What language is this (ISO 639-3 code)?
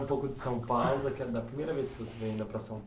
por